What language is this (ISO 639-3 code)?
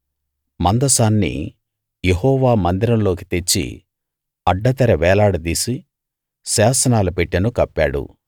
tel